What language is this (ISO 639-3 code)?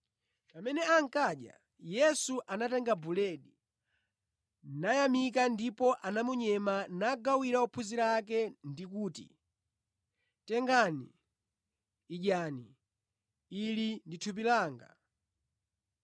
nya